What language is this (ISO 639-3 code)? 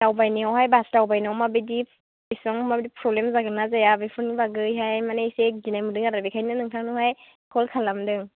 brx